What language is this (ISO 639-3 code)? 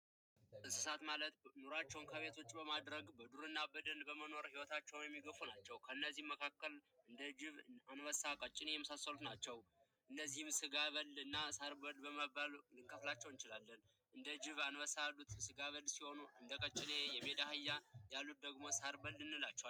amh